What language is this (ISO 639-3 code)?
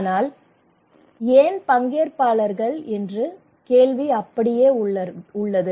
tam